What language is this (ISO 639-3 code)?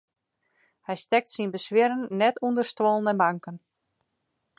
fry